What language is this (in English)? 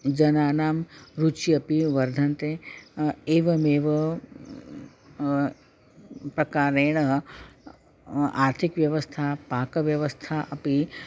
Sanskrit